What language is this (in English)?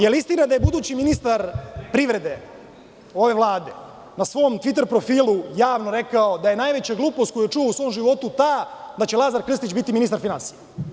Serbian